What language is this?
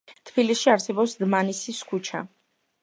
Georgian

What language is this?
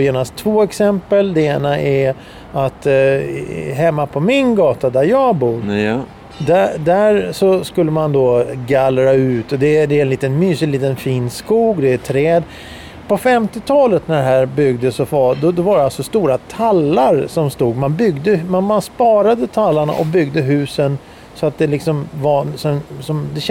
Swedish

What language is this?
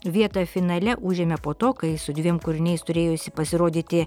Lithuanian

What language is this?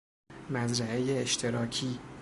Persian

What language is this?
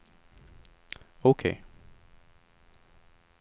Swedish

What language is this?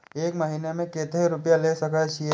Maithili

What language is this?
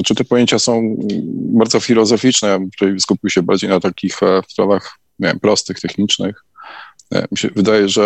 Polish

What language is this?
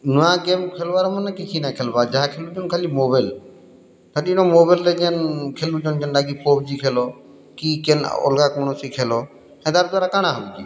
Odia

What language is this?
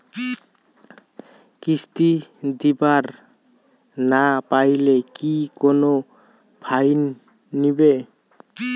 Bangla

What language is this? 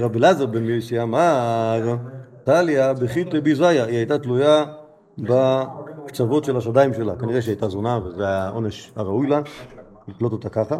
Hebrew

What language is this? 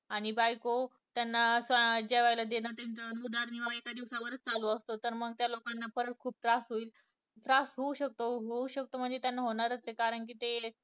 Marathi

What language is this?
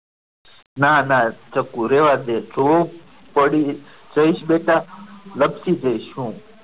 Gujarati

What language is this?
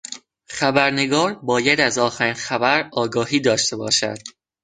Persian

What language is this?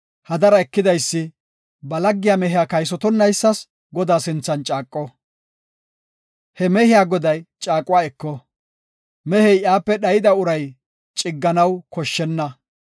Gofa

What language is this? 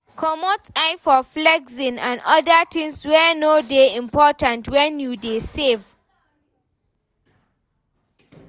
Nigerian Pidgin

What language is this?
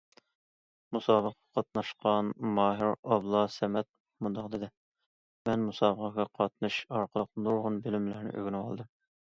Uyghur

